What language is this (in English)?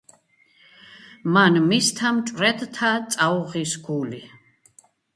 Georgian